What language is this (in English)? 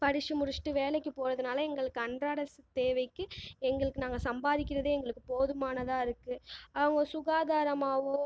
Tamil